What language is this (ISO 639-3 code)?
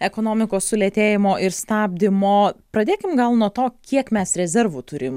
lit